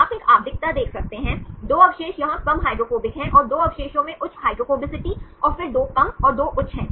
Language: Hindi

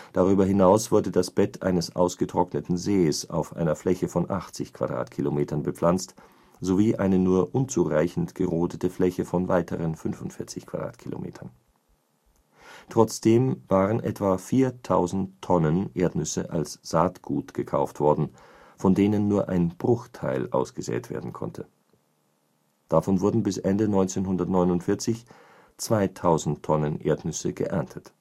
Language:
German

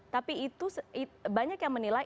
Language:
Indonesian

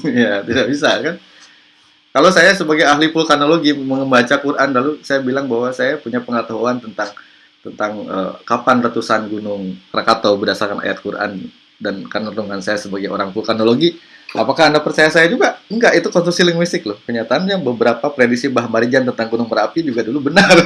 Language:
Indonesian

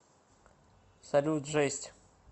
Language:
Russian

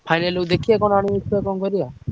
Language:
Odia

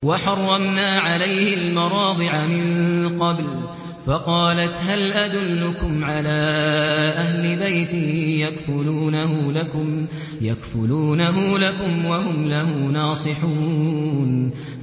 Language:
Arabic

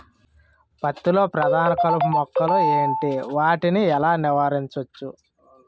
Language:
Telugu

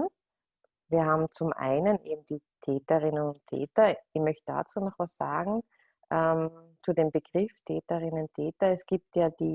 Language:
German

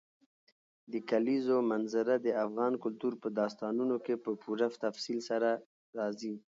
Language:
Pashto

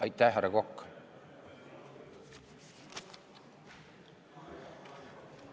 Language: Estonian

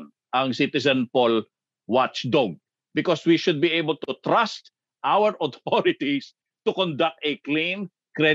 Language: Filipino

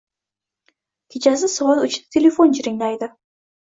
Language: Uzbek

